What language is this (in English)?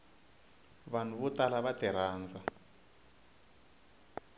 Tsonga